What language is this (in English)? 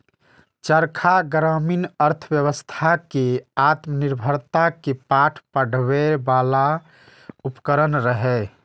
Maithili